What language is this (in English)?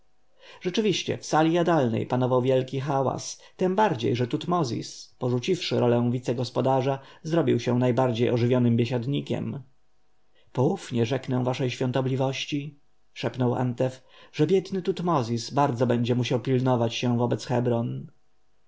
Polish